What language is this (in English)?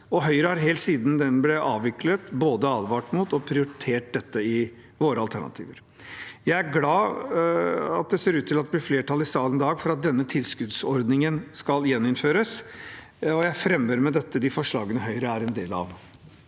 Norwegian